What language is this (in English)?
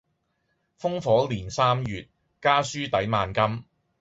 Cantonese